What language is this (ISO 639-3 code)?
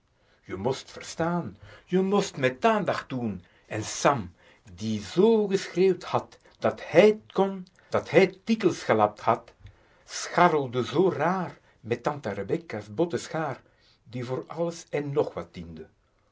nld